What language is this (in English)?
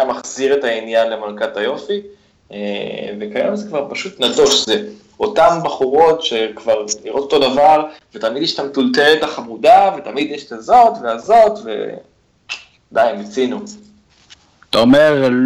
Hebrew